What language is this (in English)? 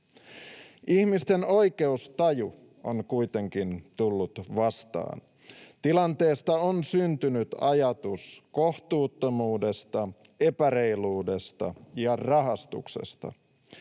Finnish